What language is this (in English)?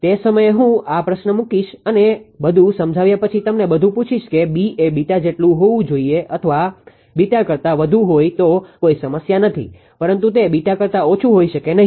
Gujarati